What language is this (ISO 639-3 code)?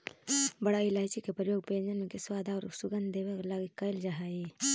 mag